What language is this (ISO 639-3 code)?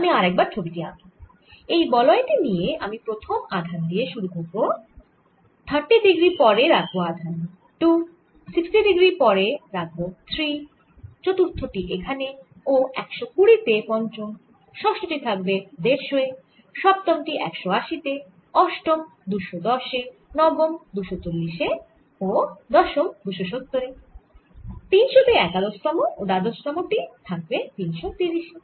ben